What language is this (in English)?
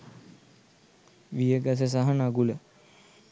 Sinhala